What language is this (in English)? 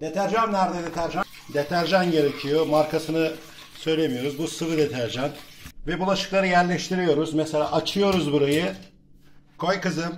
Turkish